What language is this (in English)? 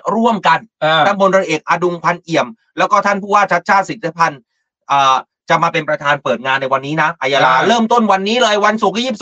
Thai